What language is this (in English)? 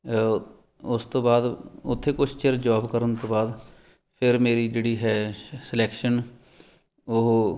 Punjabi